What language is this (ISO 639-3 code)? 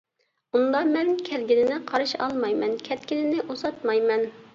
uig